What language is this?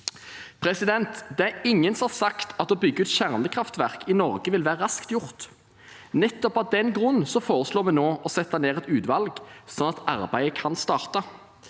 Norwegian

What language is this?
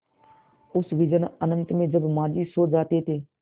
Hindi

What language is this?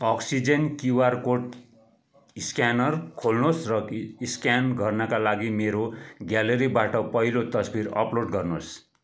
Nepali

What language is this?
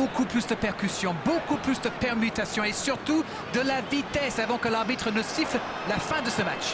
French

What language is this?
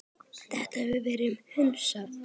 Icelandic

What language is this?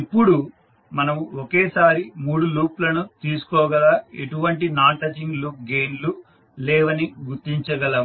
Telugu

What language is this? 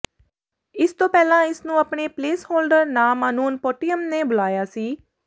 Punjabi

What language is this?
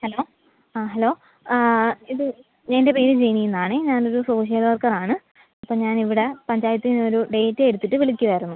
Malayalam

